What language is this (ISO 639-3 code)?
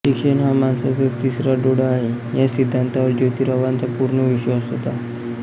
mar